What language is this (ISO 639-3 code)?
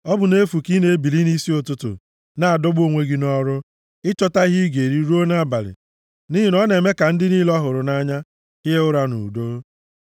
ibo